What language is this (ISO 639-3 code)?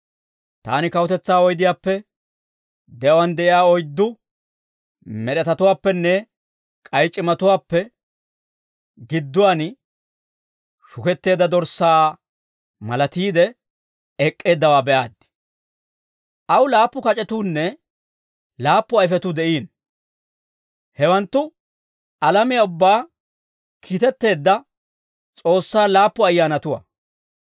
dwr